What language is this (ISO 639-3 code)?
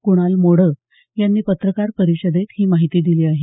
mar